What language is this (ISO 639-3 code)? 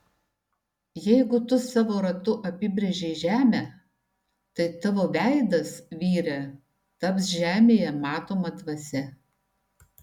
lit